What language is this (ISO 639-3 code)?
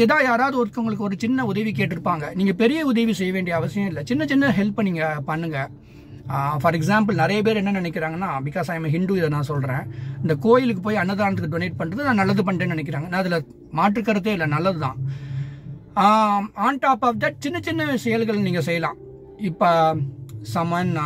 tam